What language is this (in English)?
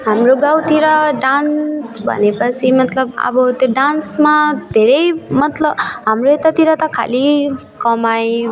Nepali